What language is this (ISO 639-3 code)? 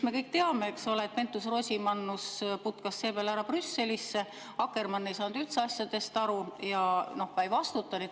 est